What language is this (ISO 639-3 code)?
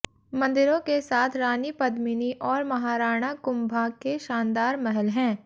hin